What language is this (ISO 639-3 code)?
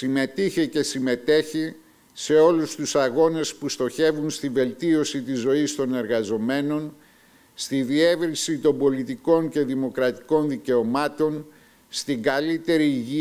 ell